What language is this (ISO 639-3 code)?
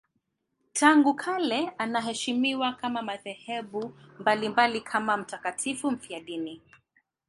swa